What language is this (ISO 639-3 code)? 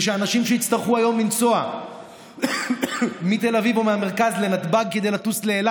heb